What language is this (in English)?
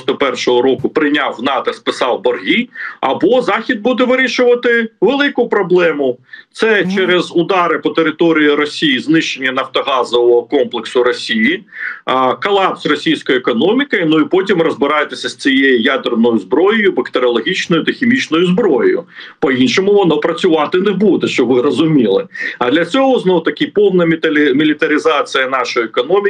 Ukrainian